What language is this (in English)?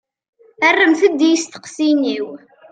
Kabyle